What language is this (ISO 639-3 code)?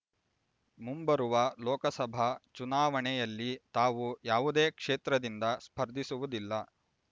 kan